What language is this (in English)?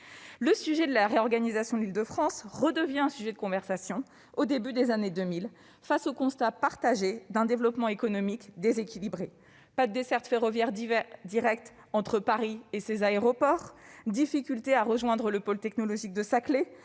French